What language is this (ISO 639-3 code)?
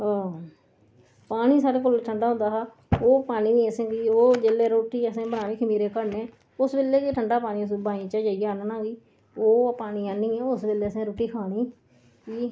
doi